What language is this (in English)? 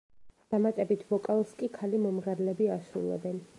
Georgian